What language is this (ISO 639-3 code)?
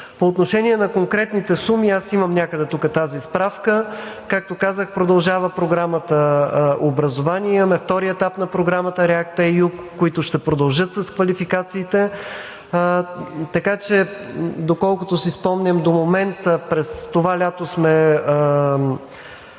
bul